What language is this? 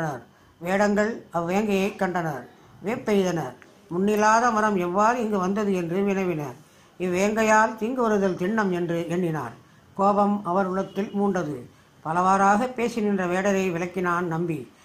Tamil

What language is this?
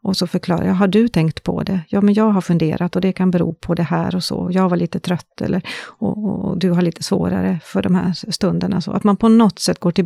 Swedish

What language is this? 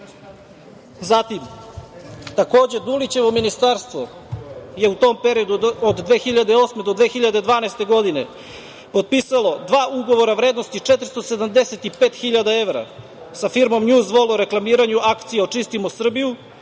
Serbian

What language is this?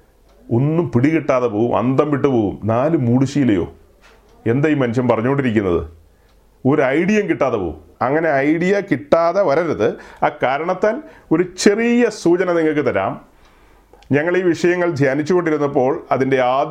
Malayalam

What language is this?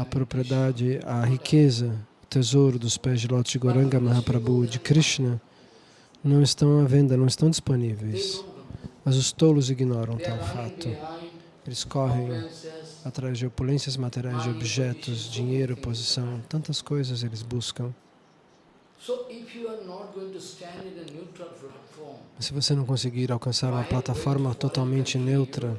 Portuguese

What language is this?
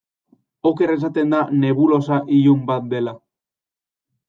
Basque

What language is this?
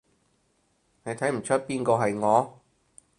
Cantonese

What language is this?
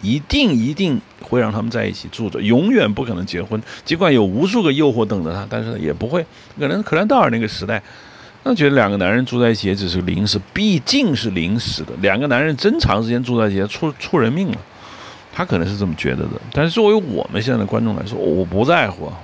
Chinese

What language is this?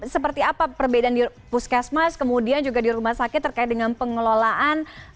Indonesian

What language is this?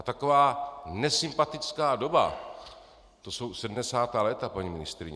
Czech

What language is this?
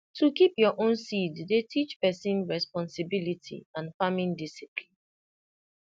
Nigerian Pidgin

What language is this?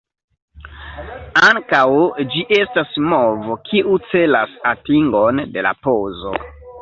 Esperanto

